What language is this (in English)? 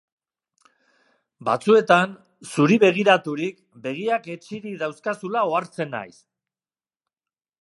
Basque